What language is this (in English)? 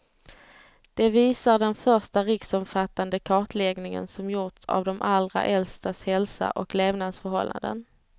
Swedish